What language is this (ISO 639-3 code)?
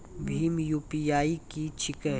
mai